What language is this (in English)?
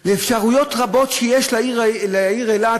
Hebrew